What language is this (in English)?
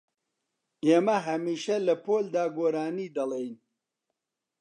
Central Kurdish